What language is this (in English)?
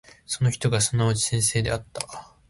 Japanese